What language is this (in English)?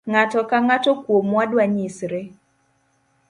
Luo (Kenya and Tanzania)